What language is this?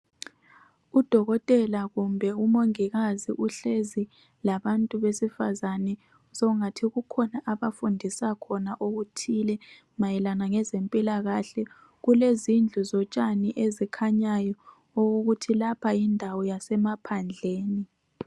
North Ndebele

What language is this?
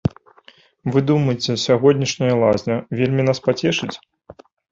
Belarusian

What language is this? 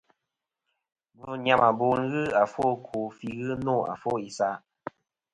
Kom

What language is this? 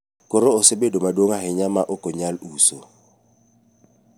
Luo (Kenya and Tanzania)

